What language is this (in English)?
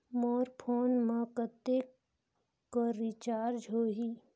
Chhattisgarhi